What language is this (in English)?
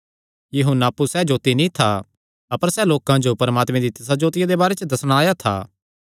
Kangri